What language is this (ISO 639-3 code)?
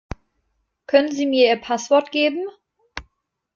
deu